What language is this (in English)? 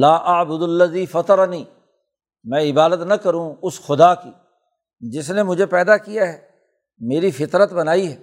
Urdu